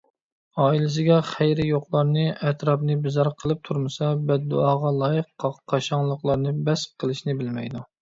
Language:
Uyghur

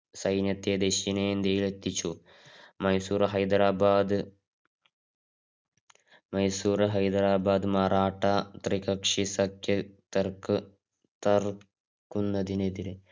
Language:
Malayalam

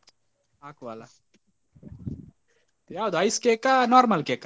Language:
Kannada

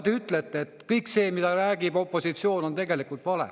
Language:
Estonian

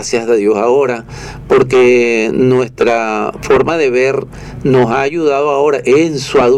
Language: Spanish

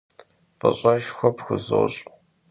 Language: Kabardian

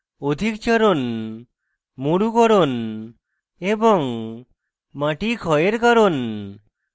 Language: Bangla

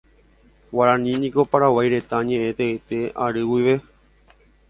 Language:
Guarani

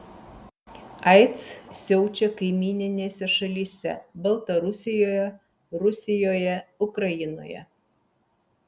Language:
Lithuanian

